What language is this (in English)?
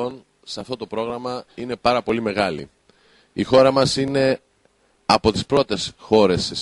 Greek